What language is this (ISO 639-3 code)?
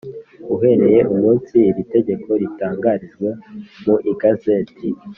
kin